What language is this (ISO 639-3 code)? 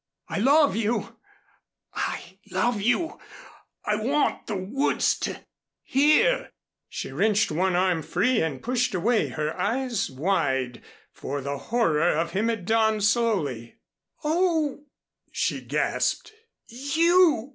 eng